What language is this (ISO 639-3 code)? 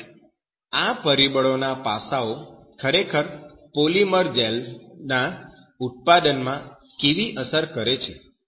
guj